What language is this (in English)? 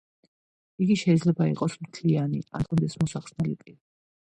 Georgian